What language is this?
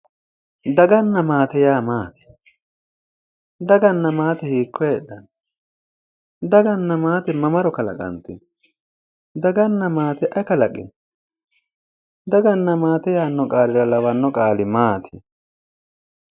Sidamo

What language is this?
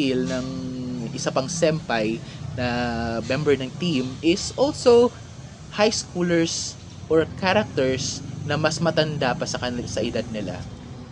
Filipino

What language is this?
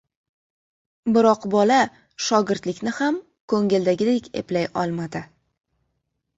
Uzbek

